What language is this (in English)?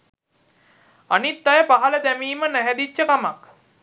Sinhala